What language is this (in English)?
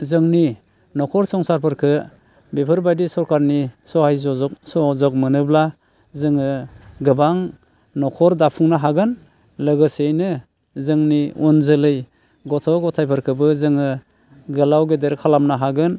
Bodo